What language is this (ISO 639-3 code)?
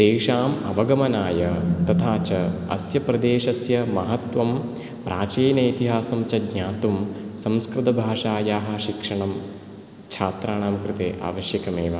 san